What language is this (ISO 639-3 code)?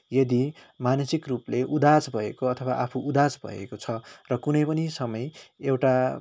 nep